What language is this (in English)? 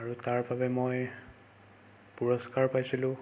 Assamese